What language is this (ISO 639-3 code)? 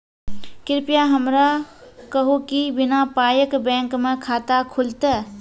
mai